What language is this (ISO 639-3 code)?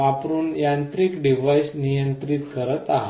mar